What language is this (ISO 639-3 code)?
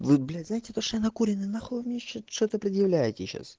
rus